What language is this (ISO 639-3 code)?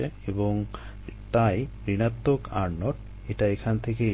ben